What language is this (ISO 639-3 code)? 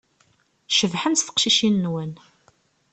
kab